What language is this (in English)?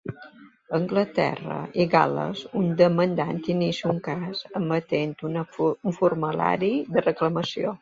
Catalan